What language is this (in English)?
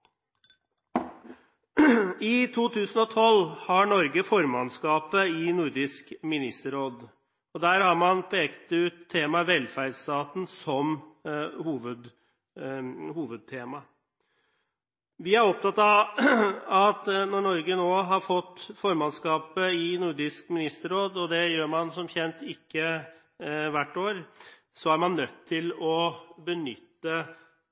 Norwegian Bokmål